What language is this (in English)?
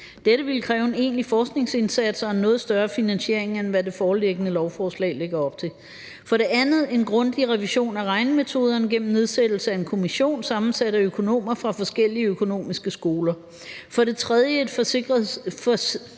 Danish